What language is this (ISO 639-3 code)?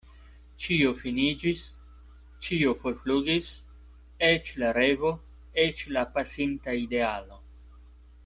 epo